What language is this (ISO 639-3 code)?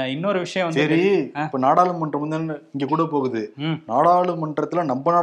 tam